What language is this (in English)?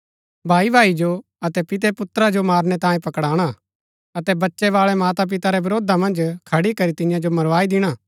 Gaddi